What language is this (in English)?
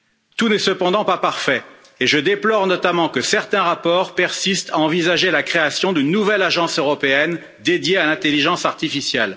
French